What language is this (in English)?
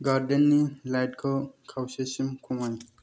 Bodo